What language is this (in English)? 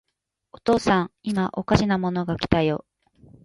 Japanese